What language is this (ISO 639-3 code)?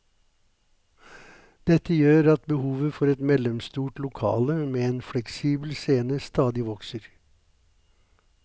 nor